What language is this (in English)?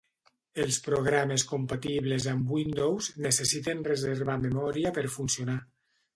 Catalan